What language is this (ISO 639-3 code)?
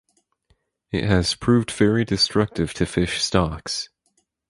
eng